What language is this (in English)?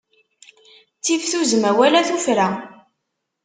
Kabyle